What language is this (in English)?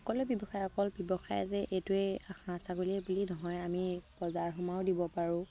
Assamese